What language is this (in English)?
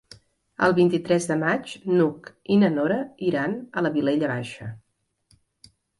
Catalan